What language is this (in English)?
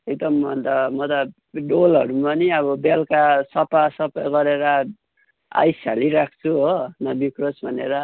Nepali